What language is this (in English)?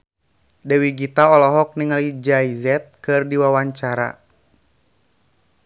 Sundanese